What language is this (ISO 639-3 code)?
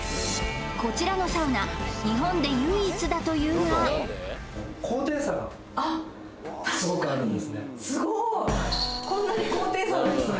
jpn